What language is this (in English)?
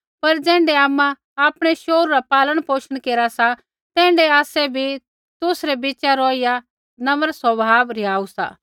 Kullu Pahari